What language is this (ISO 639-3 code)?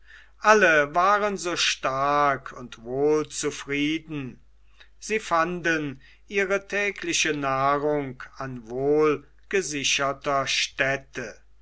deu